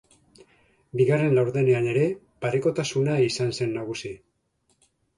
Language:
Basque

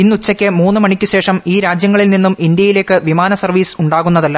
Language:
Malayalam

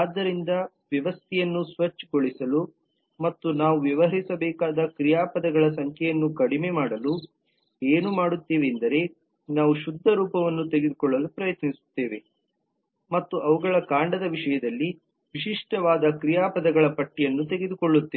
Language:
Kannada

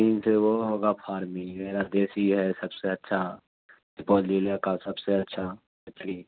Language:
Urdu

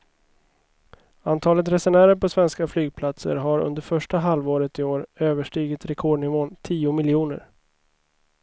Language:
Swedish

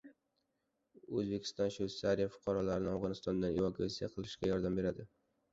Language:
Uzbek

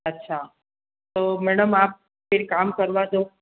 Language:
Hindi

